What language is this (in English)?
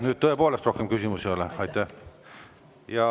Estonian